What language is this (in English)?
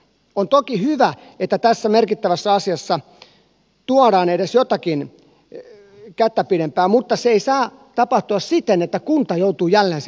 Finnish